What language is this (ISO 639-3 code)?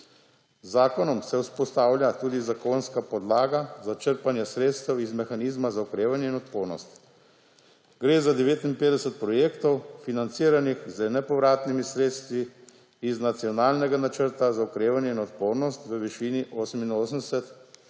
slv